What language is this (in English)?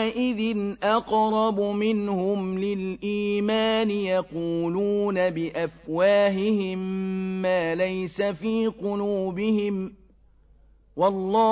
Arabic